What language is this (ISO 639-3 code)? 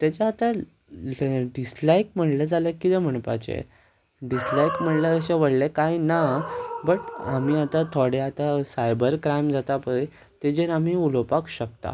kok